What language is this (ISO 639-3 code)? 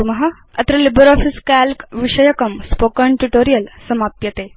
san